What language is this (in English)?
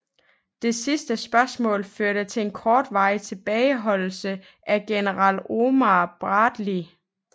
Danish